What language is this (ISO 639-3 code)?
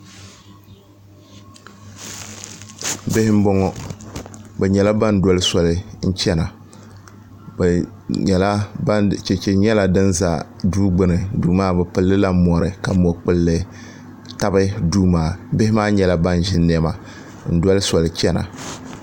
dag